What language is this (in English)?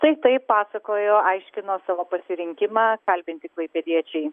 Lithuanian